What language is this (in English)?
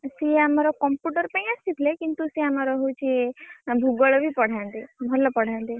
Odia